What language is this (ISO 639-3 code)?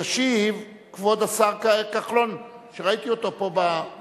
heb